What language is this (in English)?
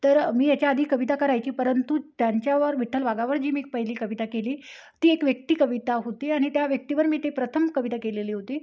Marathi